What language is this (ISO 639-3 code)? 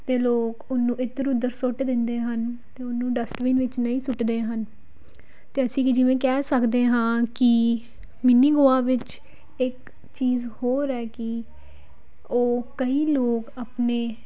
pan